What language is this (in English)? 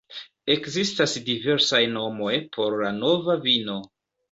Esperanto